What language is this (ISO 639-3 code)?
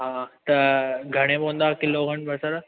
snd